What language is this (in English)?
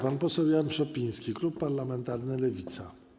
Polish